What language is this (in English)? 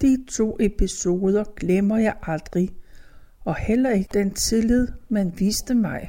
Danish